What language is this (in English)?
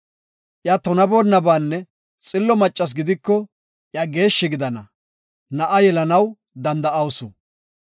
Gofa